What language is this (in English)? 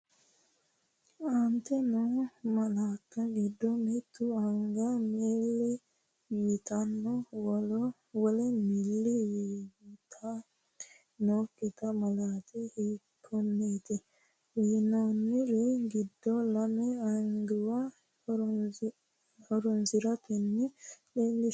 Sidamo